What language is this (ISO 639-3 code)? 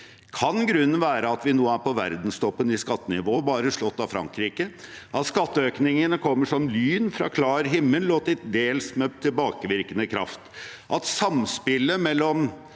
nor